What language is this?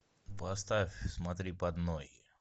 Russian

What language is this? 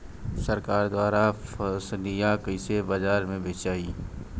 Bhojpuri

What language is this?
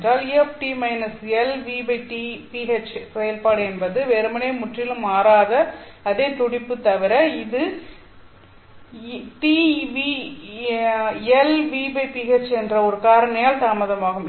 Tamil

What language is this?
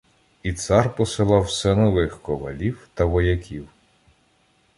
Ukrainian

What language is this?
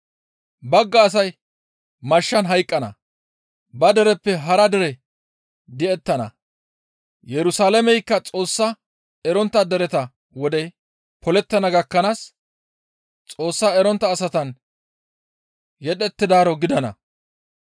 Gamo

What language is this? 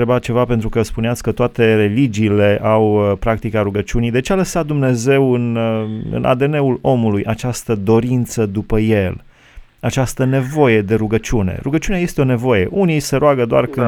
Romanian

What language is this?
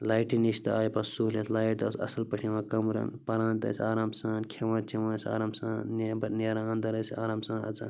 Kashmiri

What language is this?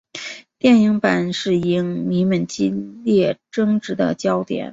Chinese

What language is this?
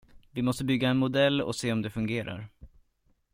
Swedish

